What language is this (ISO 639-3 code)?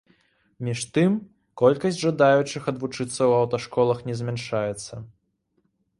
bel